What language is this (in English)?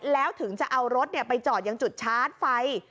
Thai